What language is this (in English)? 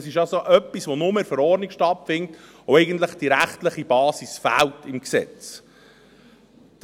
Swiss German